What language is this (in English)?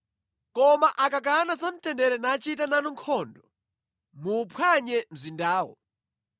Nyanja